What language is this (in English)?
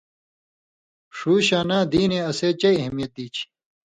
Indus Kohistani